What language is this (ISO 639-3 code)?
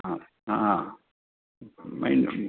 san